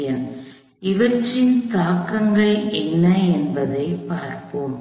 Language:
Tamil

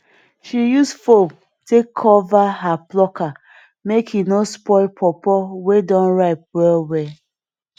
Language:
Nigerian Pidgin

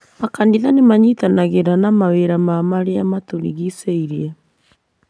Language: Kikuyu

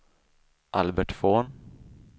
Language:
Swedish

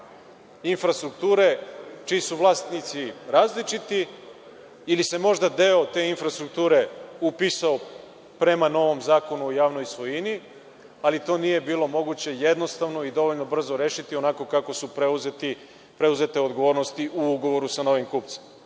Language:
Serbian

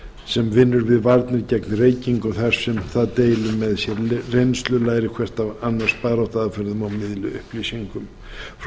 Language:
Icelandic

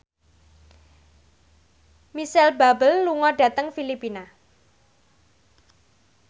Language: Javanese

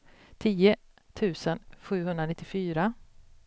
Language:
Swedish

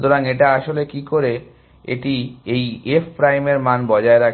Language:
Bangla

